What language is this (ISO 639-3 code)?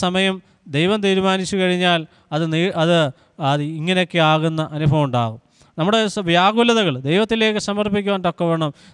mal